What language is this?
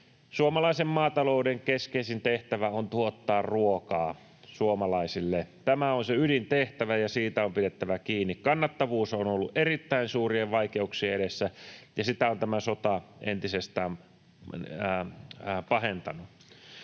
Finnish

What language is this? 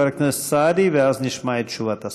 Hebrew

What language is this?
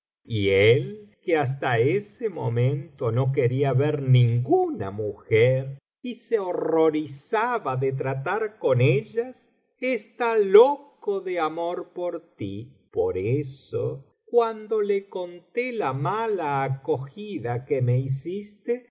Spanish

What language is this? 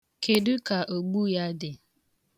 Igbo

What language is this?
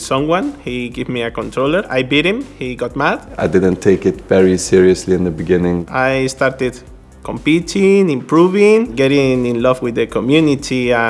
English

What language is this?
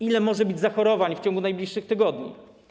Polish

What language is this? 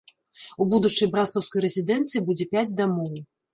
Belarusian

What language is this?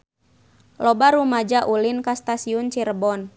Sundanese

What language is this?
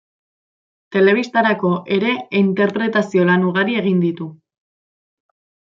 Basque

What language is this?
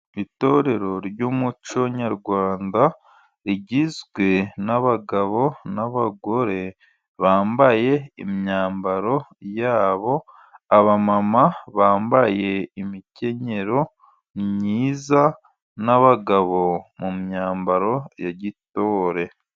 Kinyarwanda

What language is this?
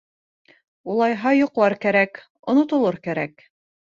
Bashkir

